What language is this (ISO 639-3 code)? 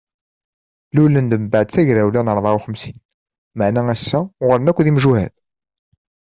kab